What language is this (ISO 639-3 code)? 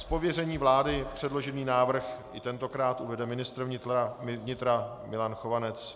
ces